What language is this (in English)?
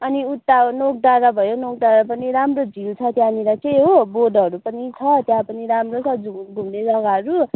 Nepali